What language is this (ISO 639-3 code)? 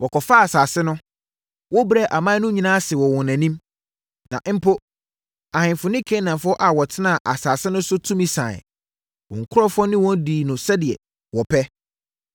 aka